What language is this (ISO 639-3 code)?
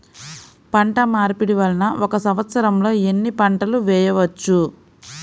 tel